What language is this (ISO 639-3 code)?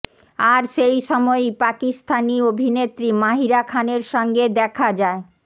ben